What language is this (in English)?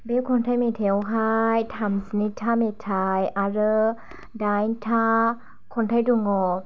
Bodo